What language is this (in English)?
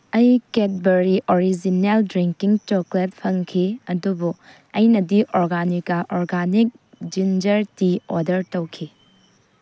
Manipuri